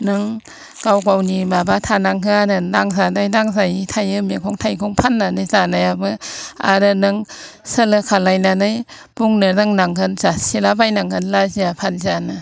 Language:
Bodo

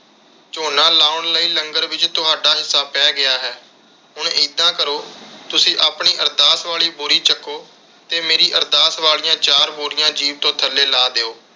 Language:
Punjabi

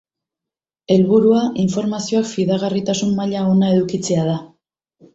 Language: Basque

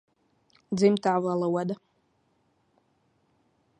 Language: Latvian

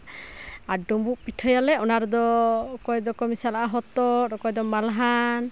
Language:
Santali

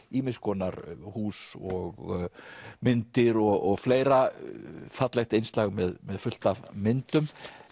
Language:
Icelandic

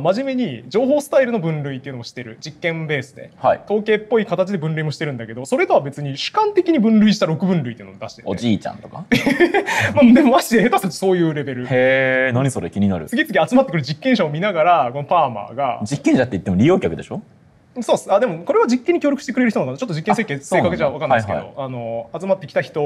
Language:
Japanese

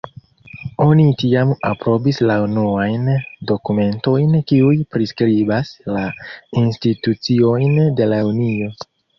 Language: Esperanto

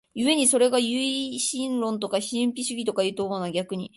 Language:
Japanese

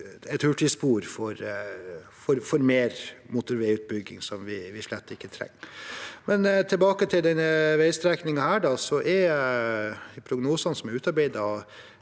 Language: Norwegian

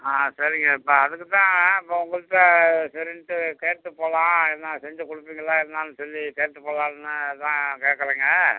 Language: Tamil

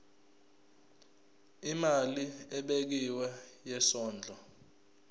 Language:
Zulu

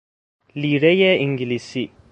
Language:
Persian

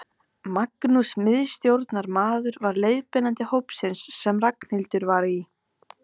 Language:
Icelandic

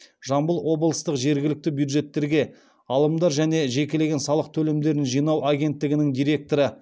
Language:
Kazakh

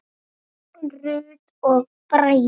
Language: Icelandic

